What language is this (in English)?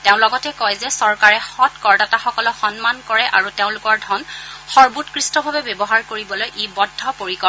Assamese